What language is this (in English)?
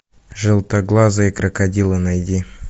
Russian